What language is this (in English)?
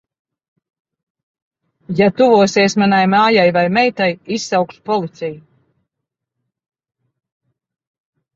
Latvian